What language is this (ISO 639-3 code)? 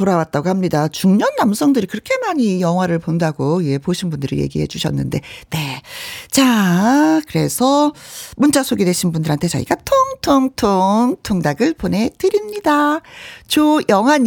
kor